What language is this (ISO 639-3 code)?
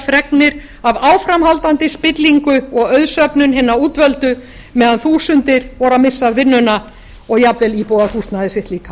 isl